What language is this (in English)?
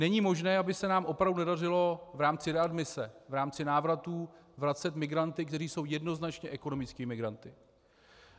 Czech